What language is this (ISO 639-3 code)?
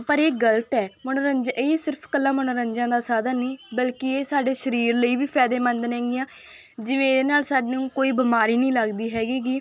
pan